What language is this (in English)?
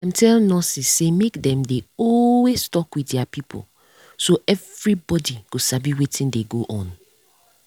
Nigerian Pidgin